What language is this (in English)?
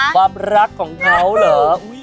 Thai